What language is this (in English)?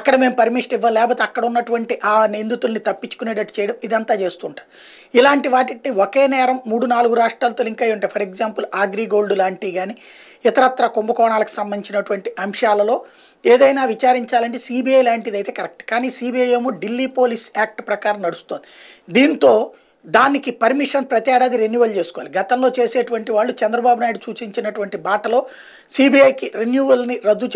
Telugu